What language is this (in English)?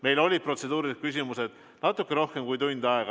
Estonian